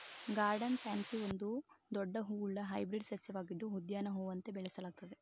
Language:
Kannada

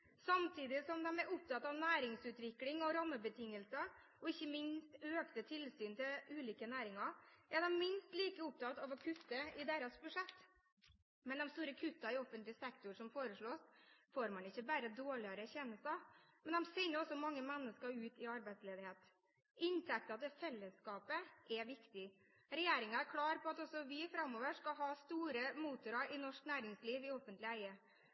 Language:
Norwegian Bokmål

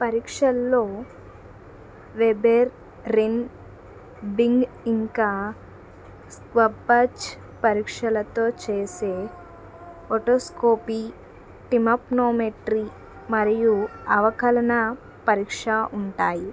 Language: Telugu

